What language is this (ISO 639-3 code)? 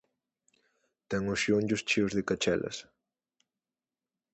glg